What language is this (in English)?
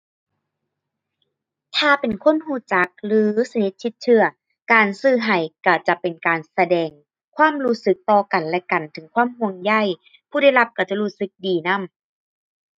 Thai